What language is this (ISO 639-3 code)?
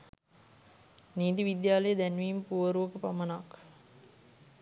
sin